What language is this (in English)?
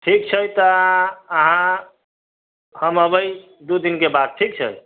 Maithili